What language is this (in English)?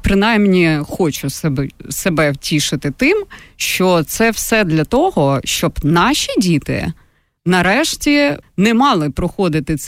Ukrainian